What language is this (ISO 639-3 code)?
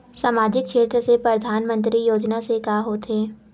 hne